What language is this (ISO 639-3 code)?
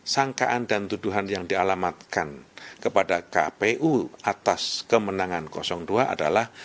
ind